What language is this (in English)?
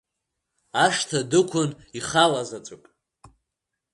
Abkhazian